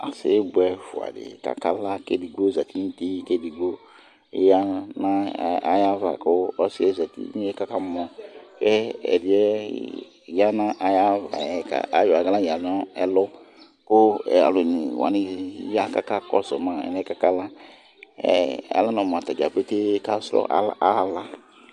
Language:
Ikposo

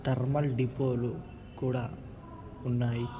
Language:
Telugu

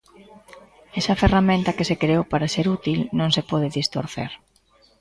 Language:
Galician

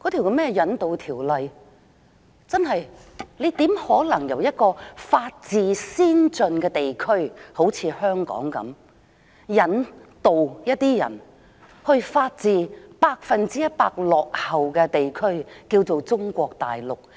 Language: Cantonese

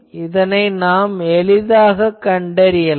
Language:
Tamil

